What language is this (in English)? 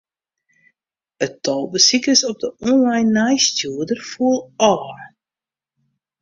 Western Frisian